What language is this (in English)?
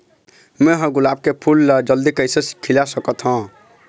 Chhattisgarhi